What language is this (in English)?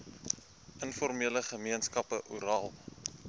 Afrikaans